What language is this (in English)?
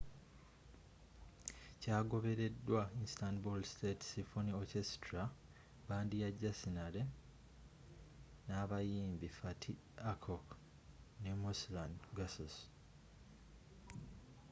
Ganda